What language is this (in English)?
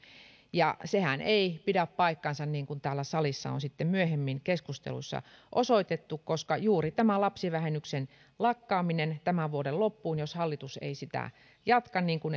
Finnish